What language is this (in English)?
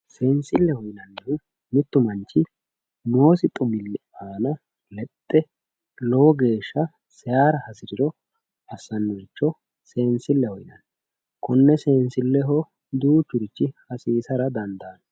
Sidamo